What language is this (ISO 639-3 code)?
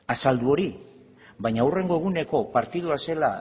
eus